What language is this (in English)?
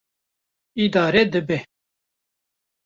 Kurdish